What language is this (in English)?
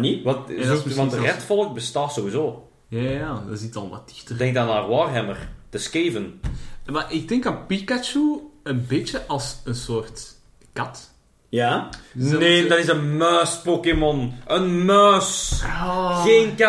Dutch